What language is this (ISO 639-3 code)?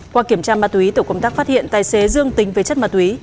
vie